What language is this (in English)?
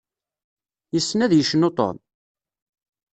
Kabyle